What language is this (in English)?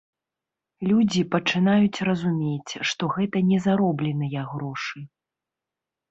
Belarusian